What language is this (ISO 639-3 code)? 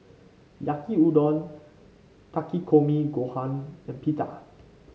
eng